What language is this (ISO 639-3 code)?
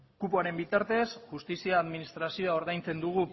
eus